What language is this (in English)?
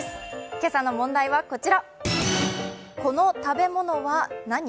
Japanese